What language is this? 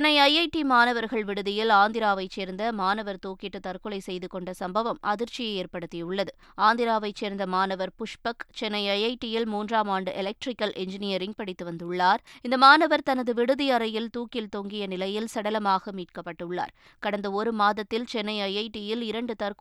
Tamil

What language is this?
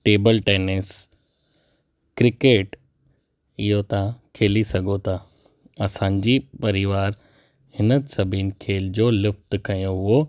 Sindhi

